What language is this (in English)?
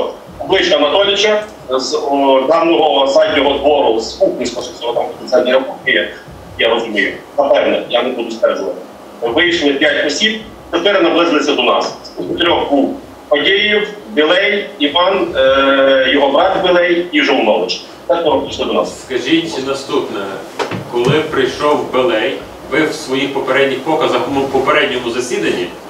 Ukrainian